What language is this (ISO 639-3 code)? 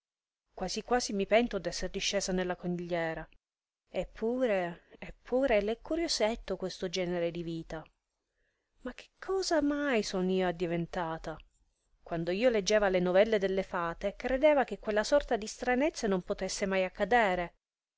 ita